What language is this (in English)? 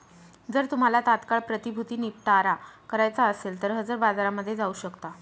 Marathi